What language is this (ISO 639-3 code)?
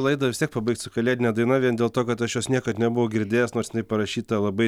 lit